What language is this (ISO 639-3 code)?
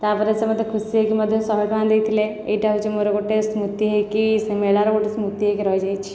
ori